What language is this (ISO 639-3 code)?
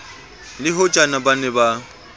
sot